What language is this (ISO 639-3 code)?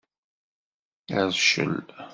kab